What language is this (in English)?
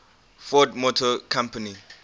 English